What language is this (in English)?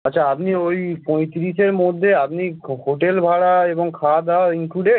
Bangla